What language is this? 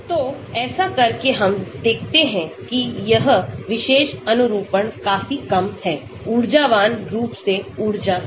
Hindi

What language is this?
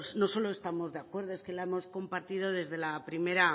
Spanish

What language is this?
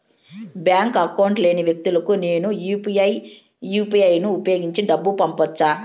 Telugu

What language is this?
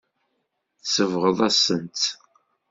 Kabyle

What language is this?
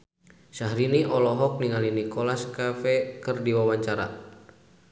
Sundanese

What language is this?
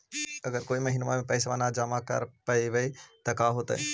Magahi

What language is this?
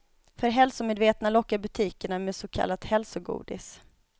Swedish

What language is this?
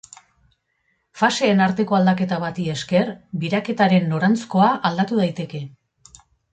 Basque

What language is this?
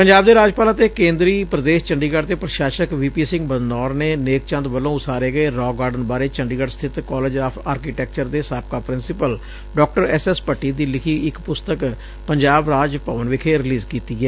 Punjabi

